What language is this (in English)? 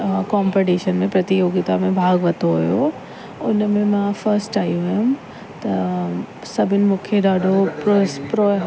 Sindhi